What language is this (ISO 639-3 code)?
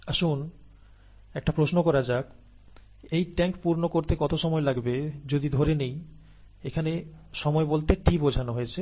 ben